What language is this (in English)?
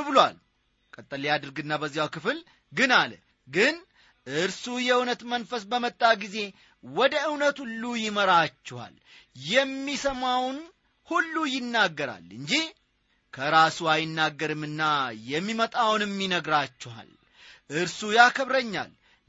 Amharic